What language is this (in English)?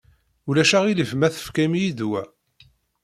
Kabyle